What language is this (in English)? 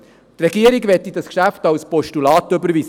Swiss German